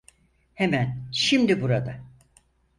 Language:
Turkish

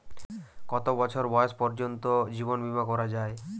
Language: Bangla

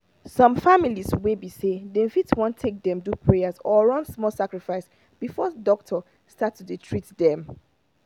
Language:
Nigerian Pidgin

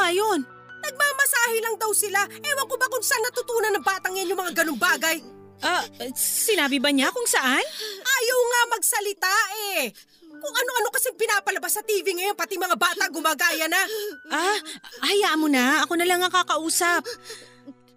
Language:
Filipino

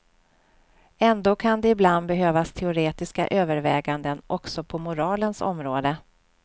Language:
Swedish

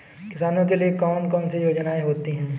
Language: Hindi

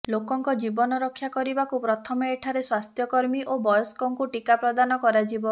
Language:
Odia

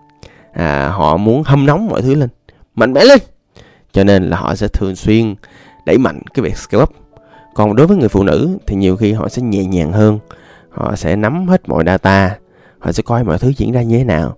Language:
Vietnamese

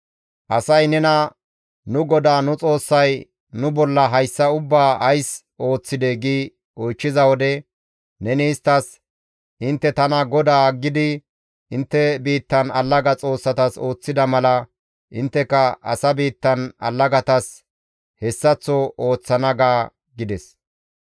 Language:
Gamo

